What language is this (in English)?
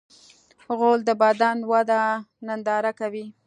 Pashto